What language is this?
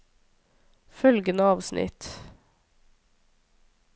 Norwegian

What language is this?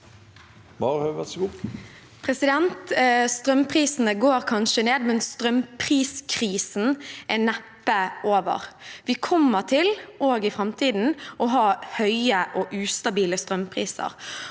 Norwegian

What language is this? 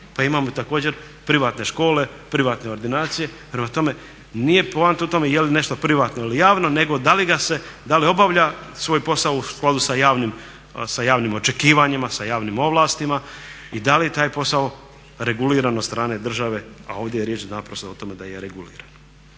Croatian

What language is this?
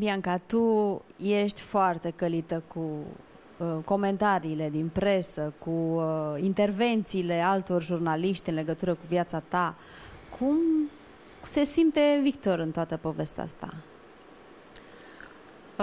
Romanian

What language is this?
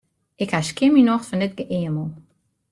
Western Frisian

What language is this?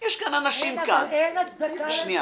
Hebrew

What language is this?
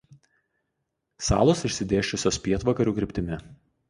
Lithuanian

